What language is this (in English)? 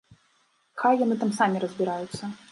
Belarusian